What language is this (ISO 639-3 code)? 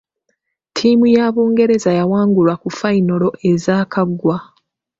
lug